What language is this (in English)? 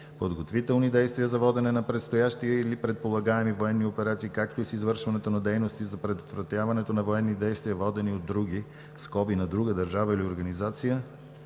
Bulgarian